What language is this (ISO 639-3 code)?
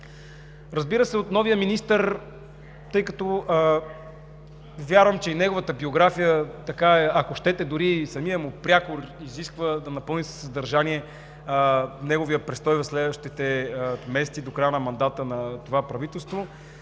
bul